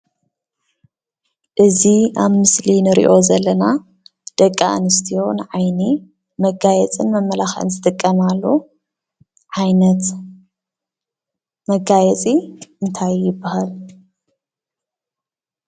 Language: Tigrinya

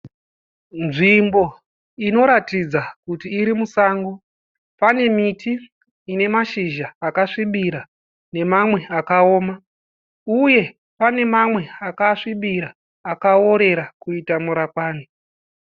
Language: Shona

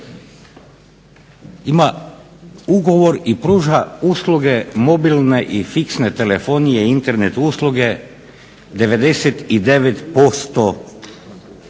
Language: Croatian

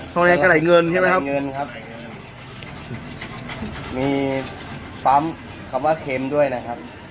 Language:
Thai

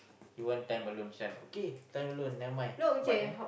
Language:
English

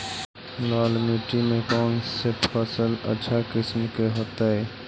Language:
Magahi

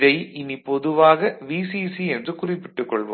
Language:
Tamil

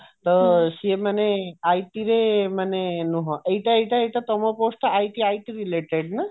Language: Odia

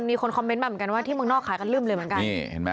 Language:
Thai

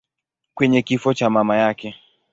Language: Swahili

